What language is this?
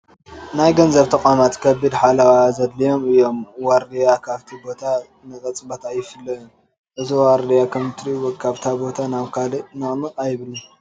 Tigrinya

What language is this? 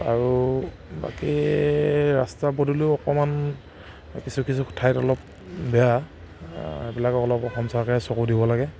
Assamese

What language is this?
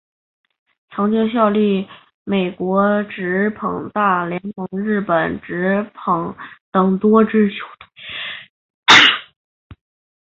Chinese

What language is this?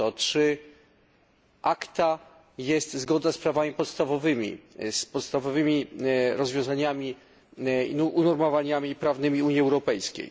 Polish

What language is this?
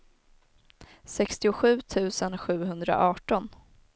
Swedish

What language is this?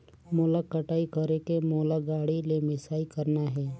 Chhattisgarhi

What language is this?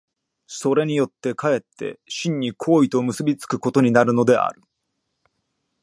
Japanese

